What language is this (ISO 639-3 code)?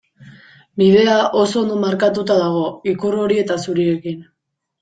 eus